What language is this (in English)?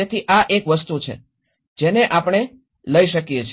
Gujarati